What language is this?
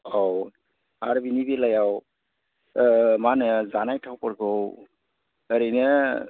Bodo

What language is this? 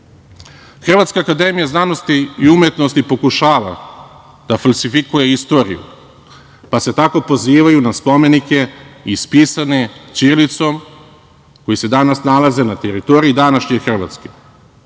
Serbian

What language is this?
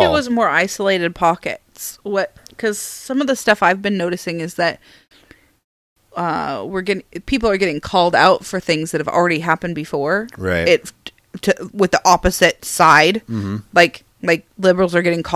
English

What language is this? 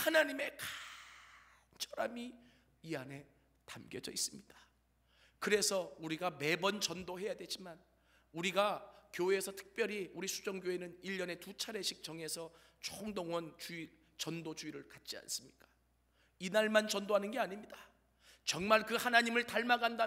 Korean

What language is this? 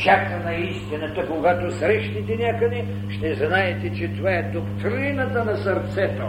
Bulgarian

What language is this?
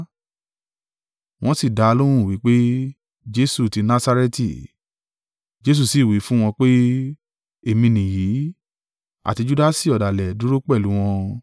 Yoruba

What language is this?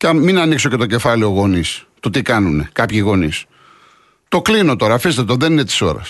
Greek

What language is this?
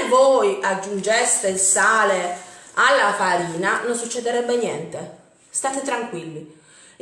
Italian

